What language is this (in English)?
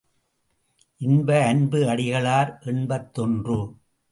Tamil